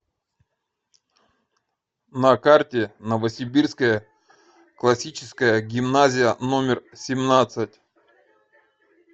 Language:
Russian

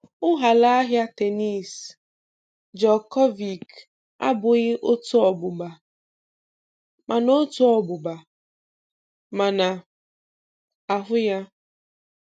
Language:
Igbo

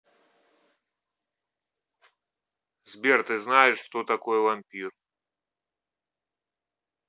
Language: Russian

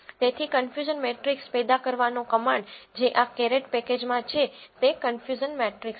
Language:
Gujarati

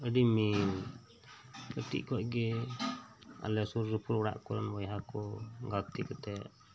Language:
Santali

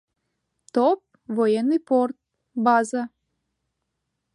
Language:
Mari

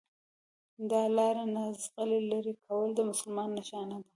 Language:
Pashto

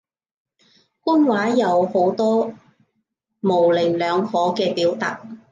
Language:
Cantonese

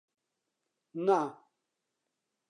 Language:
Central Kurdish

